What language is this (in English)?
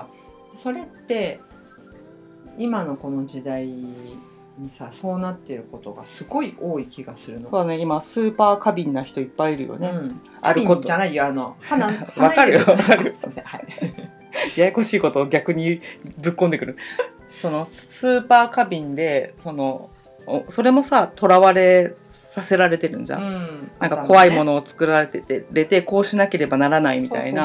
Japanese